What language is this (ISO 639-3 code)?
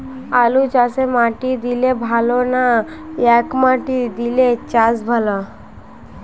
ben